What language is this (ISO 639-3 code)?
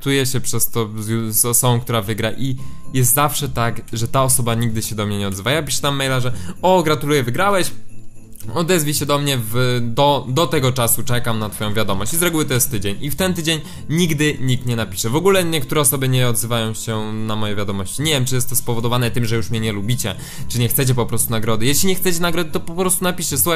pol